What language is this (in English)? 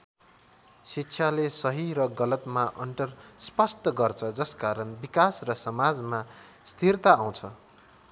Nepali